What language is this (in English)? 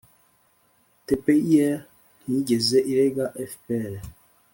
Kinyarwanda